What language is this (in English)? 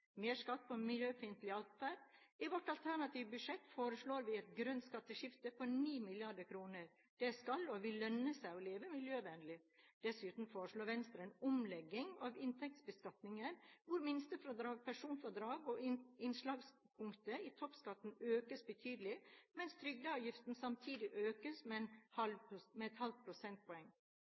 Norwegian Bokmål